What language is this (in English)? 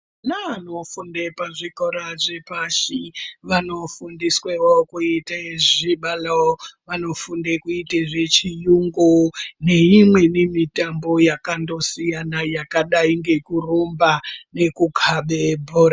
Ndau